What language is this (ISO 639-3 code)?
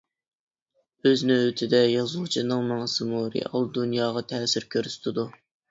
uig